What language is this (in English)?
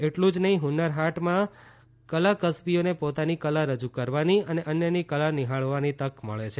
Gujarati